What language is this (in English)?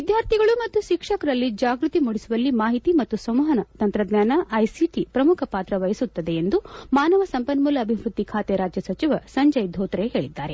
Kannada